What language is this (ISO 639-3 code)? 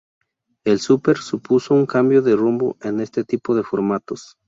spa